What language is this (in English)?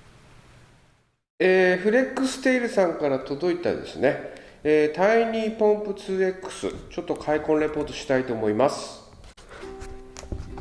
Japanese